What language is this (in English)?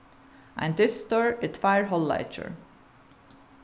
Faroese